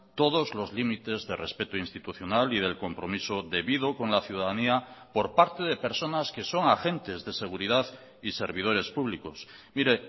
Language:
Spanish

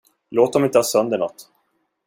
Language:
Swedish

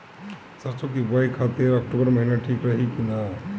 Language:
Bhojpuri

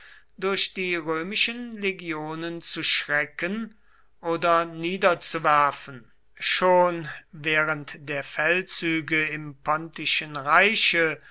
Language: German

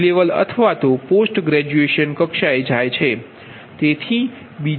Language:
Gujarati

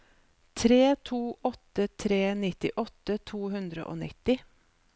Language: Norwegian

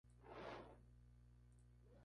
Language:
Spanish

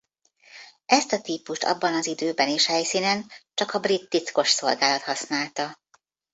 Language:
Hungarian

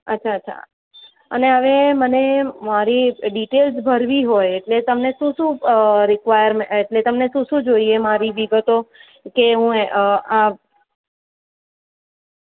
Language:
Gujarati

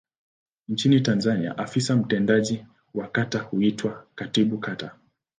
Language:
Swahili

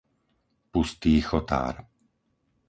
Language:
Slovak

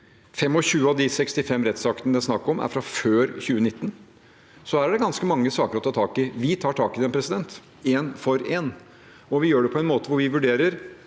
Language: Norwegian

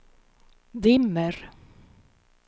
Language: Swedish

